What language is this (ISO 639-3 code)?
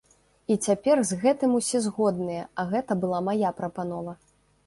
bel